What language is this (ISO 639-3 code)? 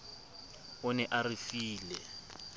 sot